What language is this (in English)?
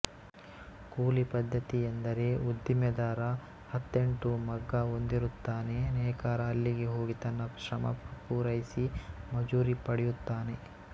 Kannada